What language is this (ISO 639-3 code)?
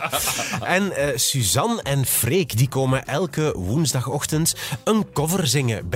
nld